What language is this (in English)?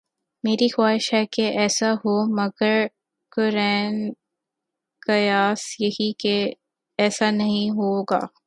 Urdu